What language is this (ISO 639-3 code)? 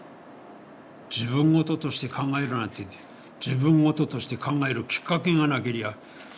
jpn